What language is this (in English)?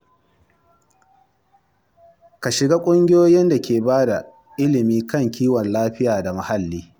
Hausa